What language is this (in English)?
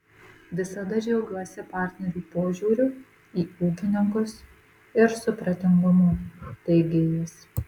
Lithuanian